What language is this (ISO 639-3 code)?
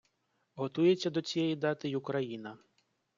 ukr